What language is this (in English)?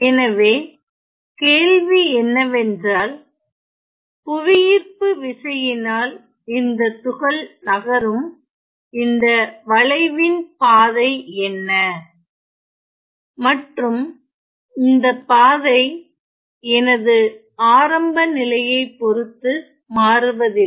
Tamil